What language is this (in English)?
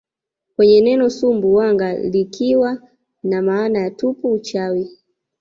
Swahili